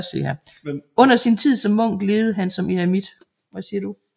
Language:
Danish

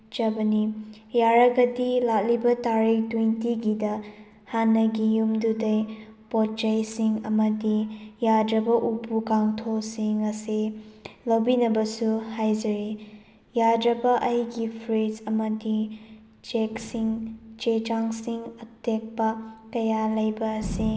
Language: Manipuri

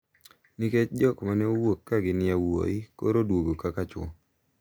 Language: Luo (Kenya and Tanzania)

